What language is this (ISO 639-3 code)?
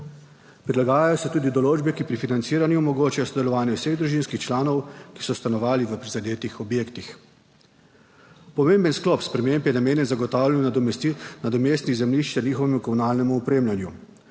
slv